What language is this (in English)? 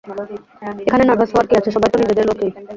Bangla